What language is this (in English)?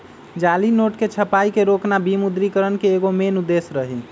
Magahi